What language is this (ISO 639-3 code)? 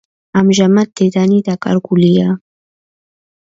kat